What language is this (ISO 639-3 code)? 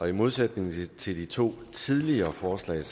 dan